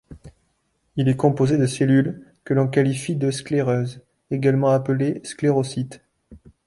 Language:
French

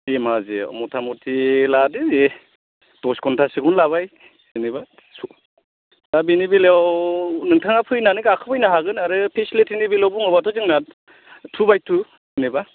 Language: Bodo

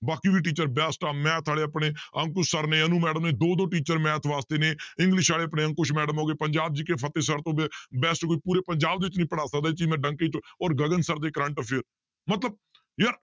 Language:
Punjabi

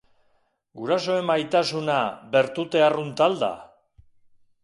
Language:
Basque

